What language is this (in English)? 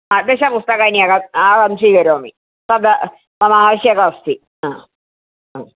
Sanskrit